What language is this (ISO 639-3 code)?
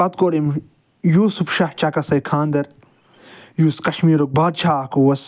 kas